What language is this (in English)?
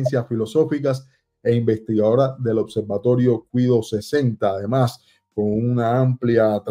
Spanish